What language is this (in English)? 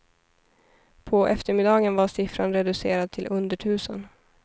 Swedish